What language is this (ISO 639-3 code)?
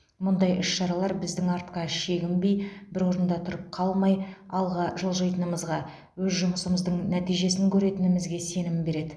kaz